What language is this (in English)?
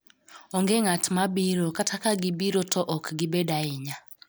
Luo (Kenya and Tanzania)